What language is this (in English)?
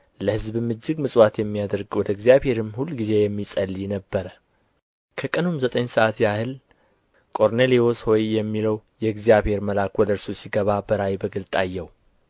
Amharic